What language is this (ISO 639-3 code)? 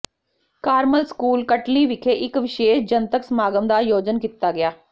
pan